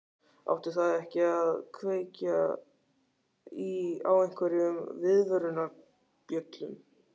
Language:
Icelandic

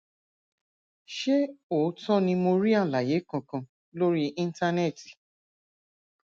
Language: Yoruba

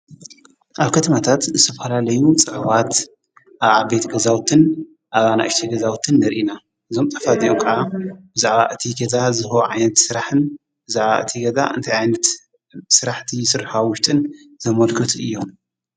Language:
Tigrinya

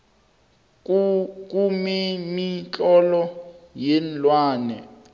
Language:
South Ndebele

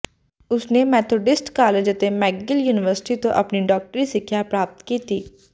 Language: Punjabi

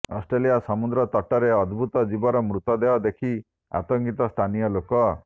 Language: Odia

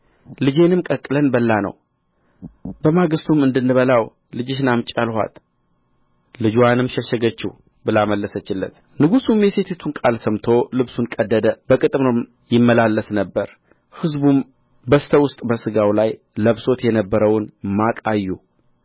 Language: Amharic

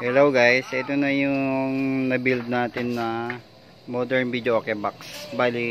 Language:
Filipino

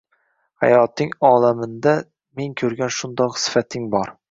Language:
Uzbek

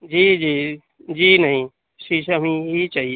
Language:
Urdu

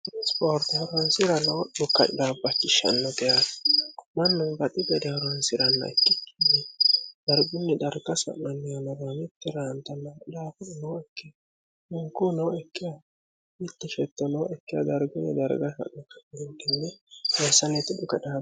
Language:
Sidamo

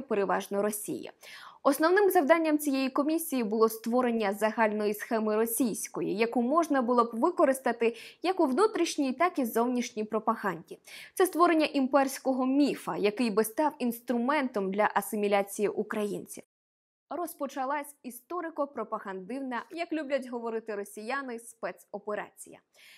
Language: Ukrainian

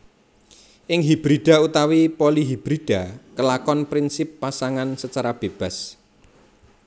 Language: Javanese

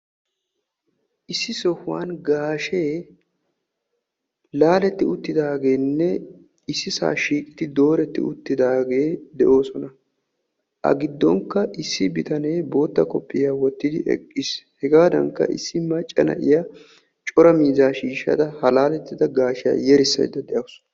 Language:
Wolaytta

